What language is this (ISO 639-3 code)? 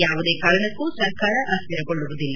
kan